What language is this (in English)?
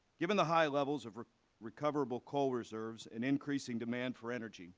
English